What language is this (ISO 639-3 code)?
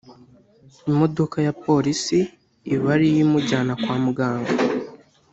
kin